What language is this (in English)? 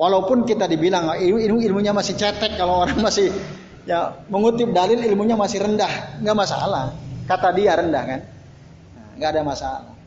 Indonesian